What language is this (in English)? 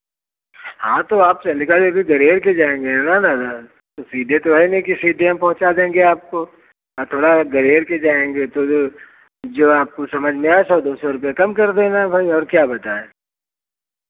Hindi